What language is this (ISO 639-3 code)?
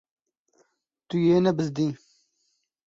kur